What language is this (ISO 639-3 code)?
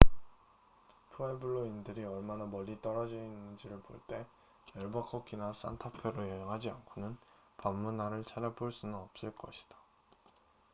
kor